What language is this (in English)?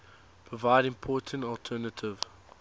English